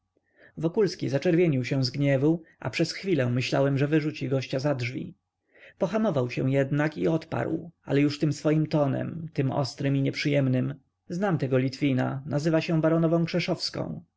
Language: Polish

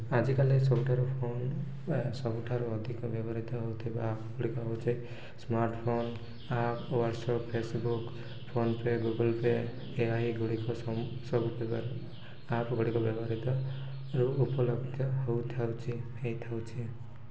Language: Odia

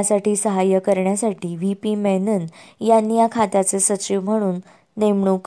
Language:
Marathi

